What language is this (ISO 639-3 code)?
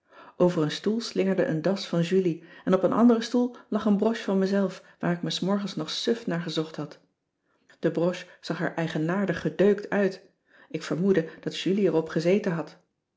nld